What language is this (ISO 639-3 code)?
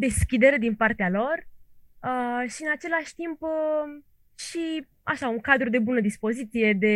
ron